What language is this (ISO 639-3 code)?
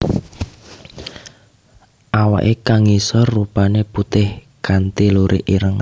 jav